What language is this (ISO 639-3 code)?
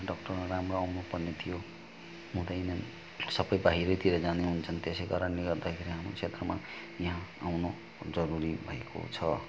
nep